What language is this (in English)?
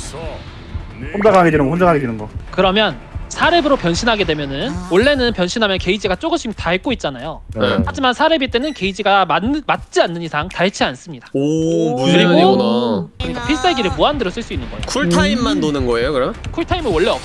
Korean